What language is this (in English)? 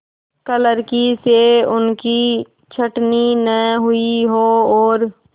Hindi